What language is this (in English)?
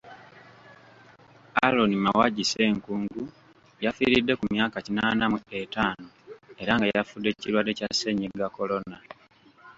Ganda